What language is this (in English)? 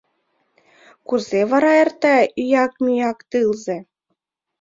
Mari